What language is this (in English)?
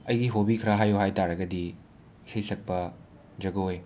Manipuri